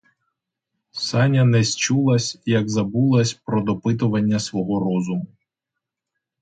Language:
Ukrainian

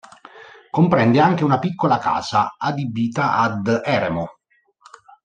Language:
Italian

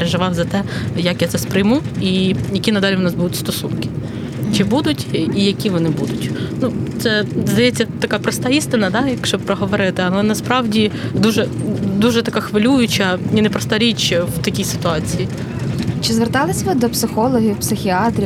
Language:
Ukrainian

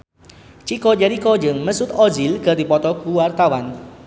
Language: Sundanese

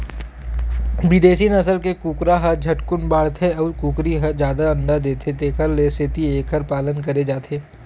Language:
Chhattisgarhi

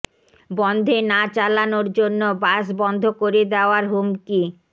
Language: Bangla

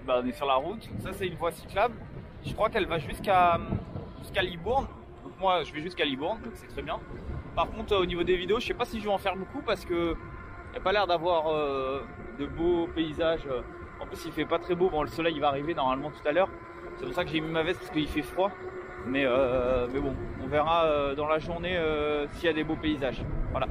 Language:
French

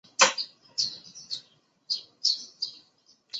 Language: Chinese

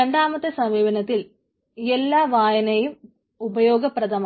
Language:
Malayalam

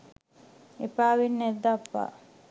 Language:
Sinhala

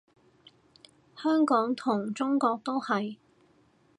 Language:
Cantonese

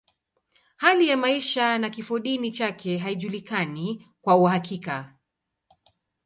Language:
Swahili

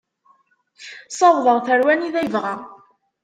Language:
Kabyle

